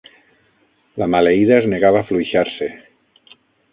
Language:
Catalan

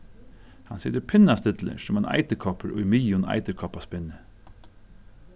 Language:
Faroese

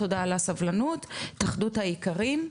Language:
Hebrew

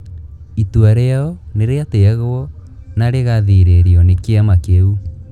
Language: Kikuyu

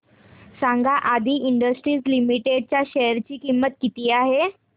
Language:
Marathi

